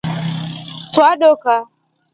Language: Rombo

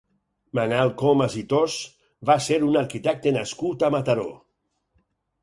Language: Catalan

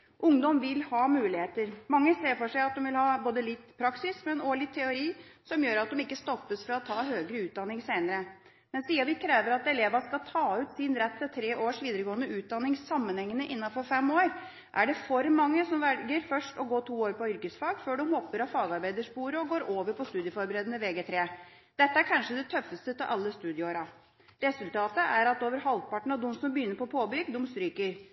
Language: Norwegian Bokmål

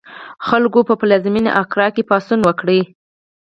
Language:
Pashto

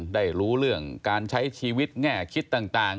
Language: Thai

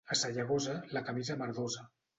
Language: Catalan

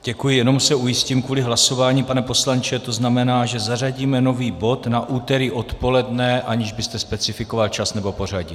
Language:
Czech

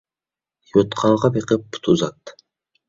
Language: Uyghur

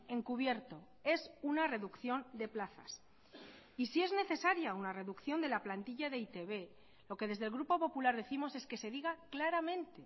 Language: Spanish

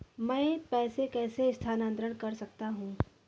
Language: Hindi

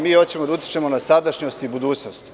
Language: Serbian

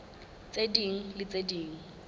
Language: Southern Sotho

